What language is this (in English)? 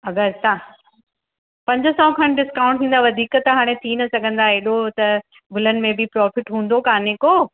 Sindhi